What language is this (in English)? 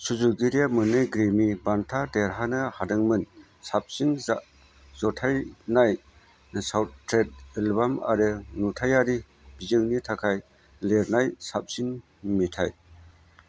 Bodo